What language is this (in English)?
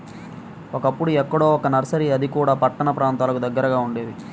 Telugu